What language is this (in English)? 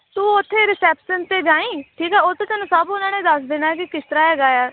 Punjabi